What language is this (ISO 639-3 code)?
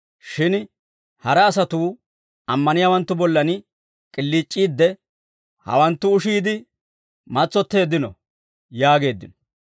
dwr